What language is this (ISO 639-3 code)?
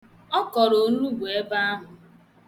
ibo